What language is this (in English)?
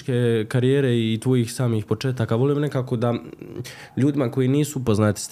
Croatian